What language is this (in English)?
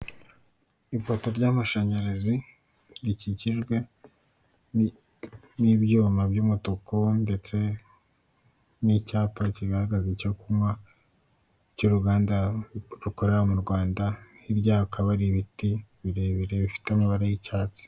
Kinyarwanda